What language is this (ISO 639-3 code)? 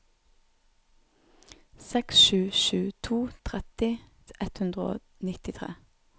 nor